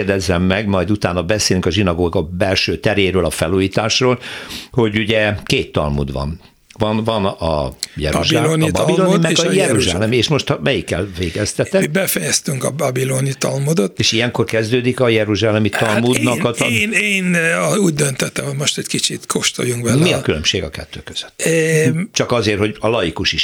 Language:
Hungarian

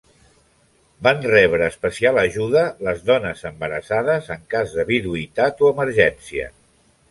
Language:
Catalan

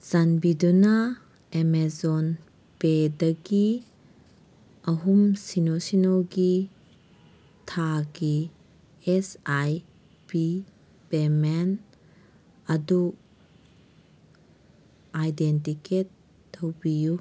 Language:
Manipuri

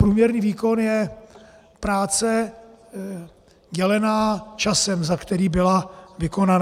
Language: Czech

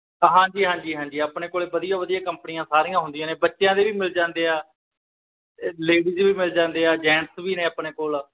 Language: Punjabi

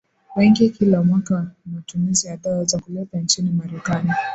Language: Swahili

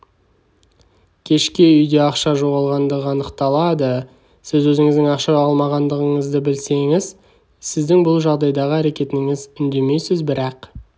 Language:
Kazakh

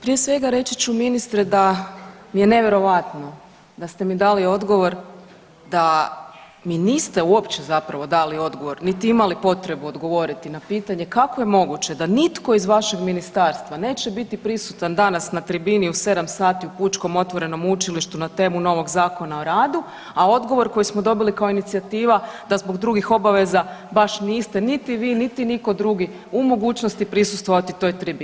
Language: Croatian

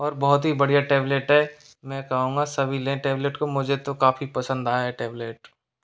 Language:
Hindi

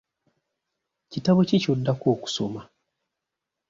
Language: Ganda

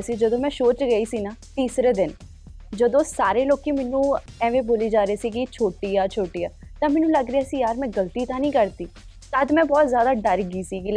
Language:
Punjabi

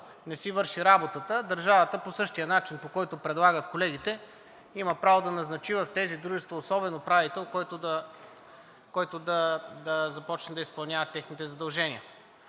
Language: Bulgarian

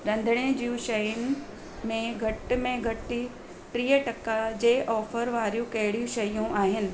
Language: Sindhi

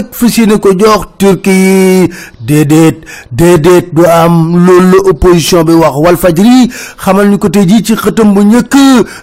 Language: French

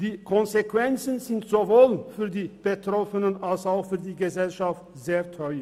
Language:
Swiss German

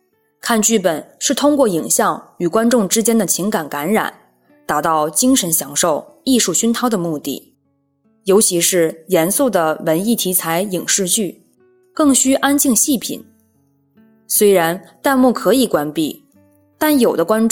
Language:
Chinese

